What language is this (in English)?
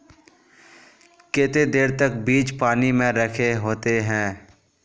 Magahi